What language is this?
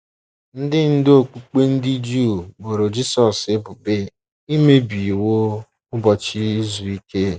Igbo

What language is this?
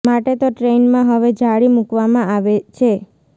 Gujarati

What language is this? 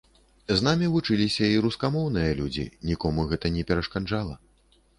Belarusian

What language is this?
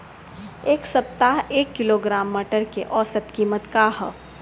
Bhojpuri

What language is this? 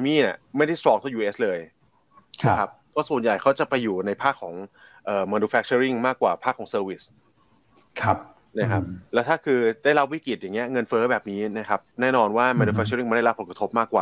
Thai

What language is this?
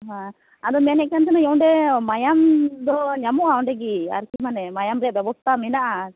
Santali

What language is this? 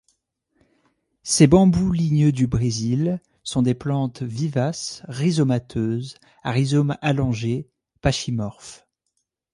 French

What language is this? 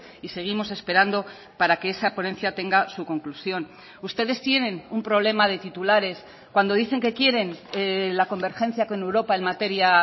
Spanish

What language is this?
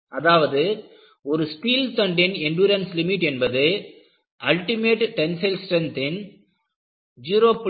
Tamil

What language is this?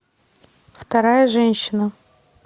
Russian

